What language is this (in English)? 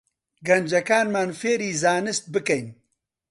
Central Kurdish